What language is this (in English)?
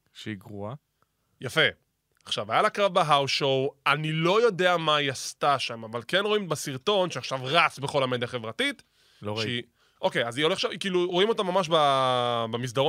Hebrew